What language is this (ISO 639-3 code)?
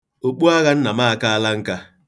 ibo